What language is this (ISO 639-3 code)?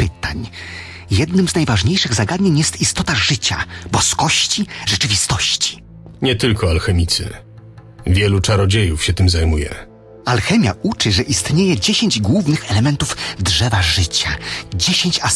pol